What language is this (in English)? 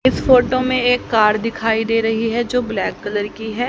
Hindi